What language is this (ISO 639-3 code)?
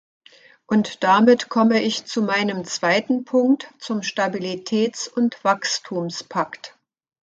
deu